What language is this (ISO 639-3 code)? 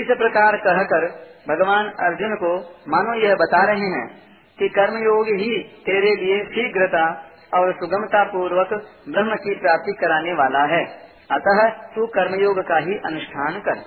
hin